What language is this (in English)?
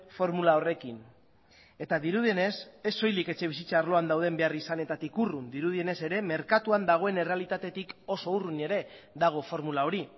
Basque